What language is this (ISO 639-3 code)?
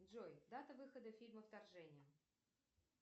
rus